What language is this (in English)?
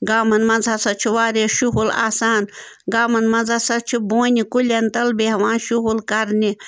Kashmiri